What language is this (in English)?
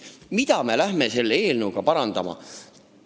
Estonian